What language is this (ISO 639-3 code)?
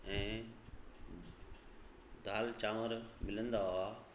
snd